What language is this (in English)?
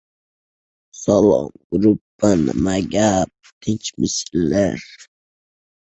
Uzbek